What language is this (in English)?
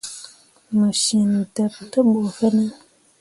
Mundang